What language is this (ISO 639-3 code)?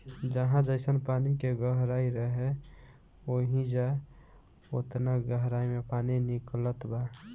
bho